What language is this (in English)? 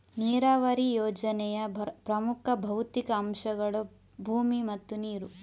Kannada